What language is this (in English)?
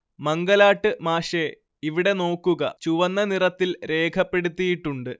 Malayalam